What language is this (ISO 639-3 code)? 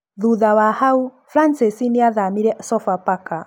kik